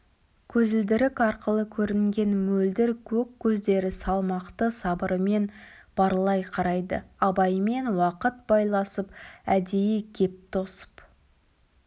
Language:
Kazakh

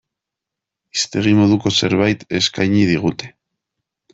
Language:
Basque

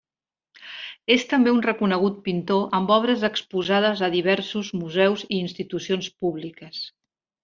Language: Catalan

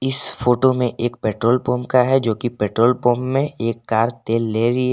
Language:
Hindi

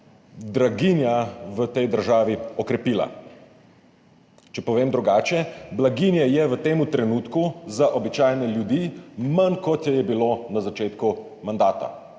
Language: Slovenian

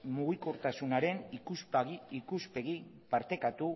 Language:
Basque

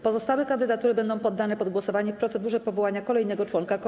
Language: Polish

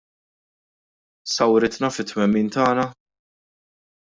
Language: Maltese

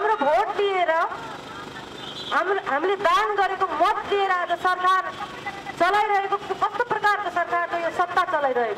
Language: Dutch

